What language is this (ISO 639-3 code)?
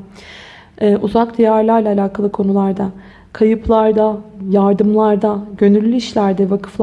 tur